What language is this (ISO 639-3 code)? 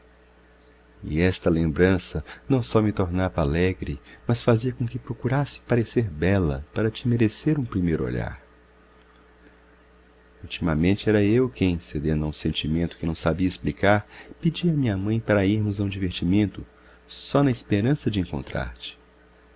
por